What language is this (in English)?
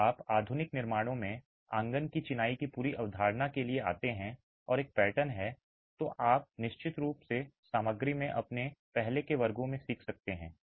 Hindi